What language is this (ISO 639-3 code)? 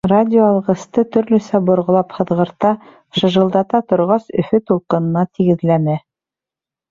bak